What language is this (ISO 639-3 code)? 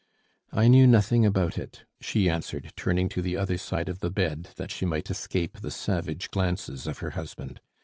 eng